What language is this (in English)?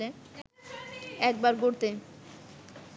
Bangla